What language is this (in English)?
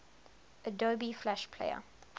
English